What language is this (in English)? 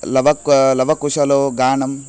Sanskrit